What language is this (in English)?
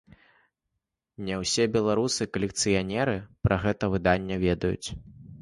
Belarusian